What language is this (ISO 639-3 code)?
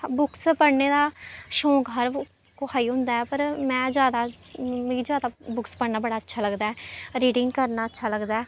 doi